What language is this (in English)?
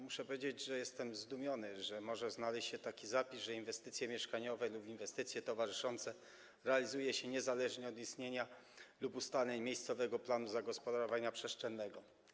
Polish